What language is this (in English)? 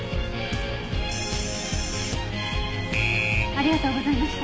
Japanese